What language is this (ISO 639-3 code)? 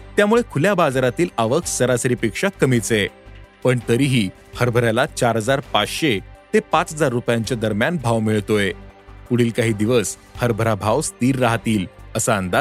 mar